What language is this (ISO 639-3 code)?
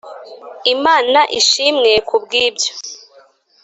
kin